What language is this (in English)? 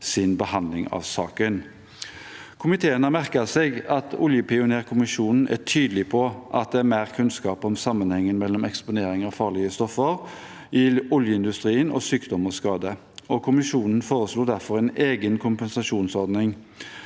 Norwegian